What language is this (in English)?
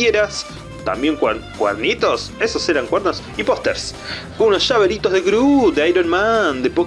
Spanish